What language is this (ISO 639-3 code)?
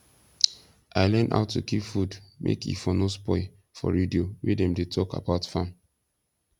pcm